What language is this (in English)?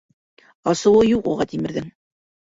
Bashkir